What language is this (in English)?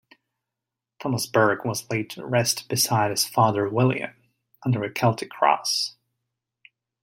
English